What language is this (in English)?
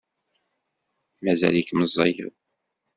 Kabyle